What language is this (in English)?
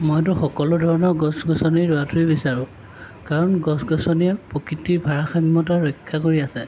Assamese